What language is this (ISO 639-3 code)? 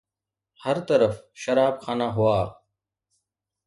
snd